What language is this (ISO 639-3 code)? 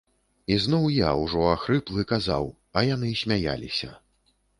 bel